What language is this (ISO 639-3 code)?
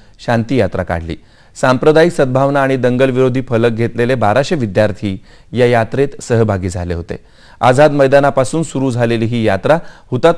mar